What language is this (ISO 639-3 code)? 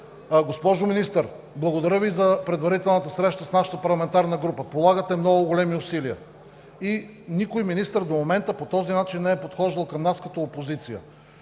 bul